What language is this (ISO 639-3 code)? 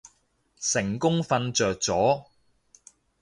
yue